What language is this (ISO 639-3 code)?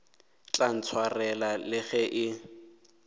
nso